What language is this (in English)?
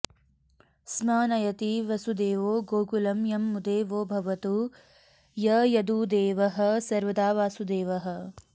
Sanskrit